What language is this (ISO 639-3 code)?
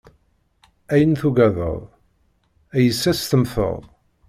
kab